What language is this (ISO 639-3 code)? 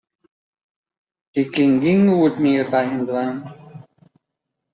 fry